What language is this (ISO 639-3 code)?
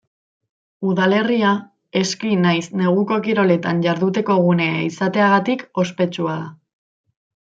eus